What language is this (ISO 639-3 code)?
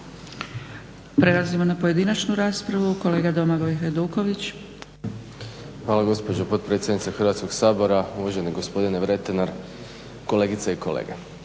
hrv